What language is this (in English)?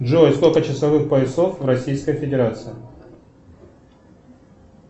Russian